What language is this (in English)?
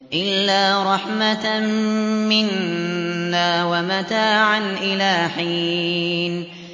Arabic